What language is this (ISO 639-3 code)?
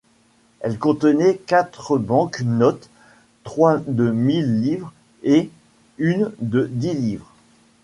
fra